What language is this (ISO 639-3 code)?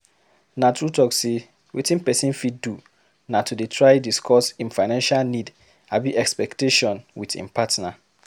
pcm